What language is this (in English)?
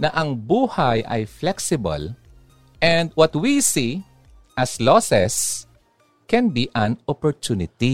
Filipino